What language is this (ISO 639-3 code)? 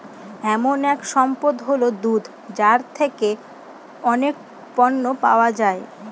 ben